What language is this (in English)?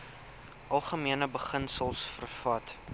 Afrikaans